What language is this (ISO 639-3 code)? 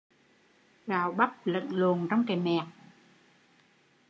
vie